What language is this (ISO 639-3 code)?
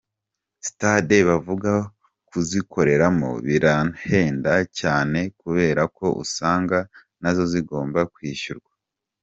kin